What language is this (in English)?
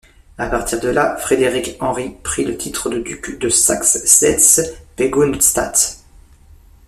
French